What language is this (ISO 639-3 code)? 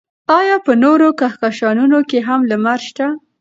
pus